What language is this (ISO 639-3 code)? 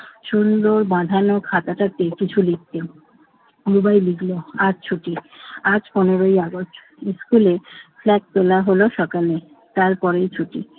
ben